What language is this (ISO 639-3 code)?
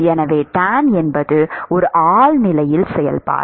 tam